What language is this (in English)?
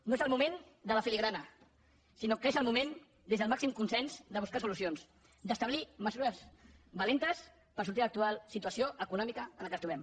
Catalan